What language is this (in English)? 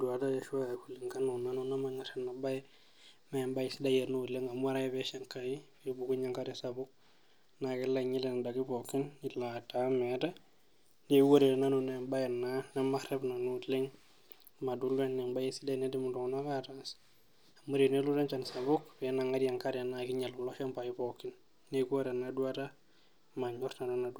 Masai